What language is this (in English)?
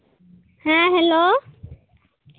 Santali